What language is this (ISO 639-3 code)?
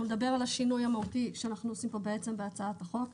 heb